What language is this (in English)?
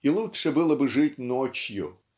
Russian